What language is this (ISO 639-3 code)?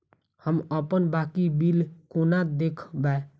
mai